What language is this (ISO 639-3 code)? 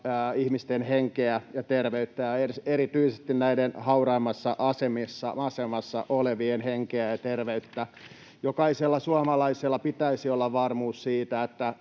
fin